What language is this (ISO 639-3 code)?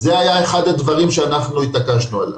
heb